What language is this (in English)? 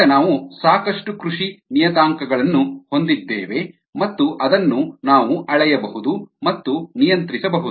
Kannada